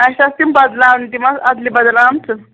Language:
Kashmiri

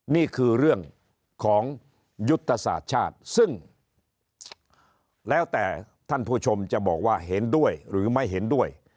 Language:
Thai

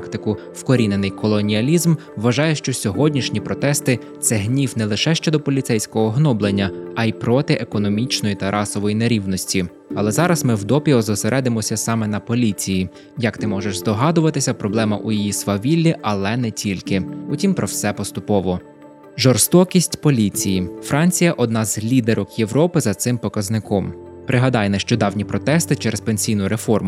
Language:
Ukrainian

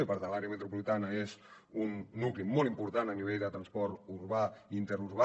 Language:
Catalan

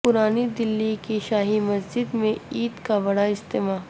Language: Urdu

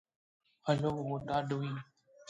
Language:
English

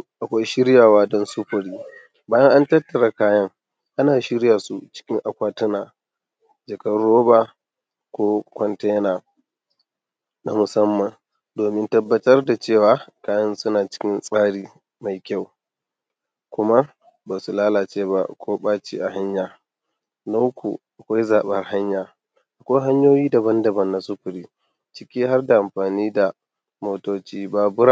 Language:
Hausa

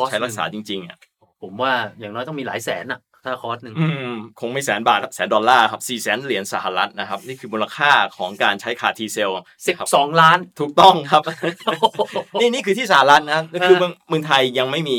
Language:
Thai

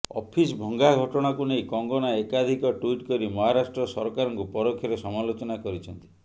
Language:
Odia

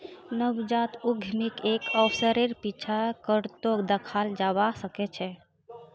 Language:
Magahi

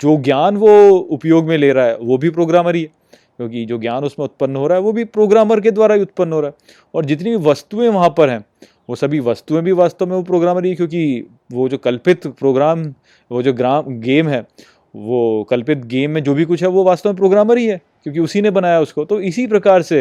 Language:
Hindi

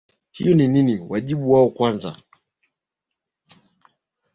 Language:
Swahili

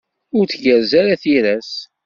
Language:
Kabyle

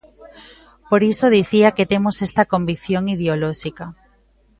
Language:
Galician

